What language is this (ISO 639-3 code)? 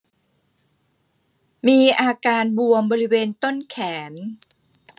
tha